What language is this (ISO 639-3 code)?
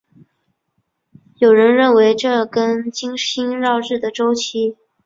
zho